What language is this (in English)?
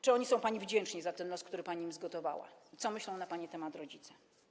Polish